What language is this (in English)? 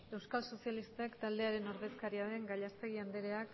Basque